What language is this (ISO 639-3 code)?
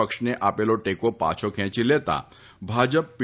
guj